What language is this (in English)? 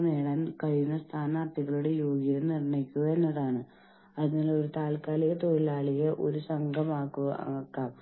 Malayalam